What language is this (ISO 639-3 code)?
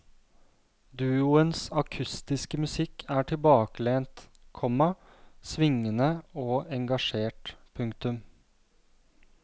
nor